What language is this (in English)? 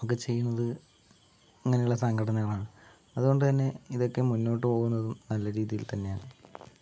Malayalam